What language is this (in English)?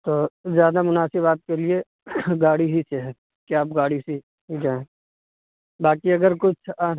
Urdu